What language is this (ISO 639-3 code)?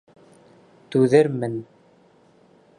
bak